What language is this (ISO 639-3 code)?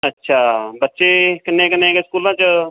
pan